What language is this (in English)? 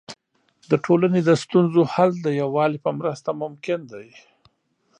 Pashto